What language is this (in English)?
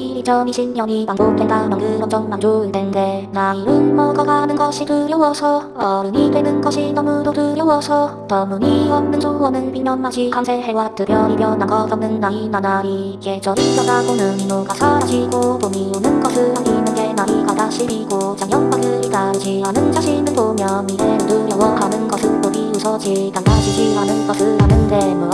Korean